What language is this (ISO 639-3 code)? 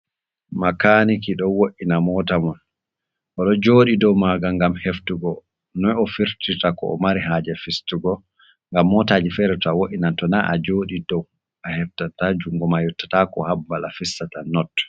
ful